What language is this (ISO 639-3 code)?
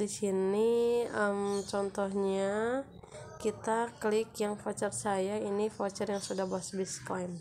ind